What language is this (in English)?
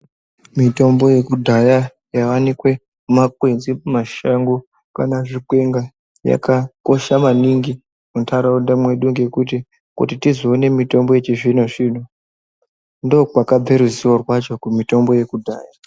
Ndau